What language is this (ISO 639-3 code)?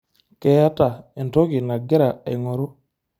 mas